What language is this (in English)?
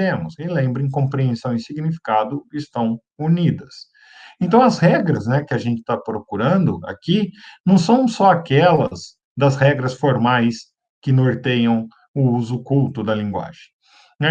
Portuguese